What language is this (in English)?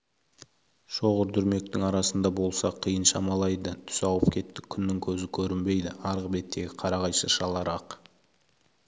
Kazakh